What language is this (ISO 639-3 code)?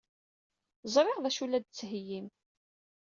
kab